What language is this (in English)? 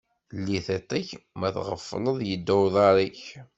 Kabyle